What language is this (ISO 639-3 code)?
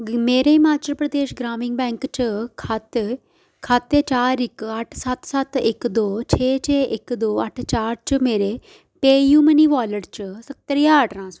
doi